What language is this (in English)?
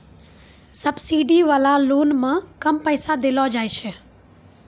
Maithili